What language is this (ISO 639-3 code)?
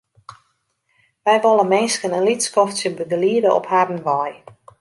fry